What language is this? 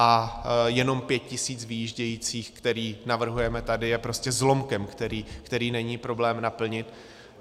Czech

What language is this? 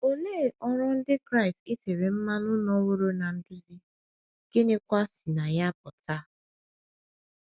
Igbo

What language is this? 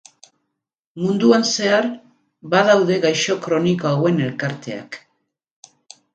Basque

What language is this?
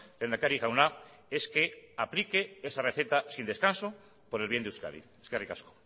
Spanish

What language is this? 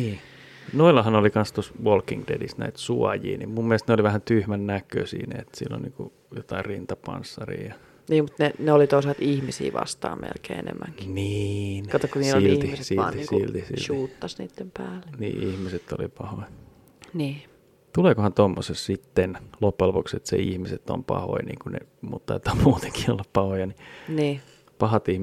Finnish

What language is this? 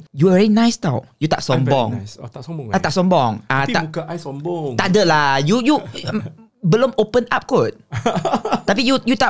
Malay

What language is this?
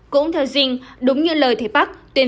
Vietnamese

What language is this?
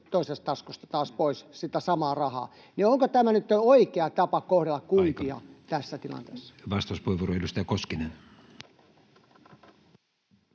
Finnish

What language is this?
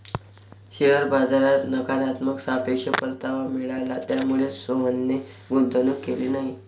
Marathi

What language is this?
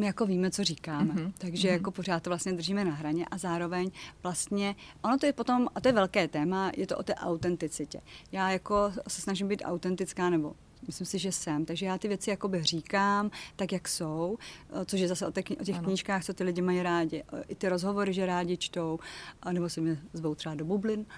Czech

